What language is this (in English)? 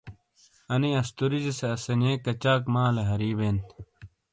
Shina